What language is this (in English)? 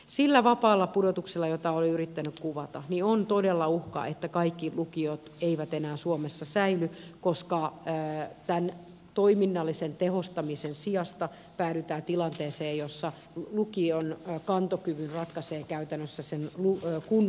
Finnish